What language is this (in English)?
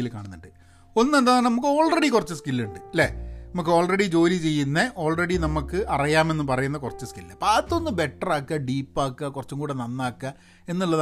Malayalam